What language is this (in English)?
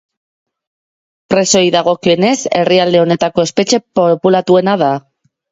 Basque